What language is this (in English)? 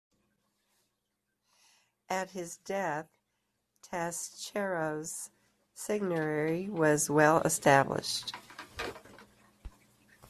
English